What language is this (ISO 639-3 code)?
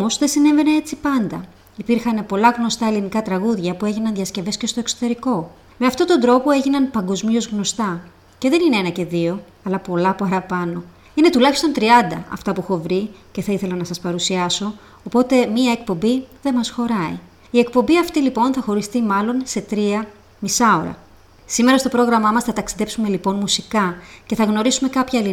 ell